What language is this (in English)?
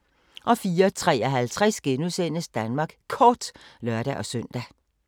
Danish